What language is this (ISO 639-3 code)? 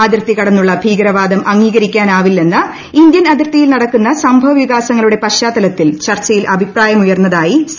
mal